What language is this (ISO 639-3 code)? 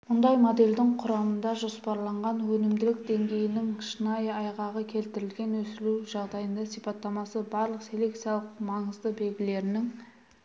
kaz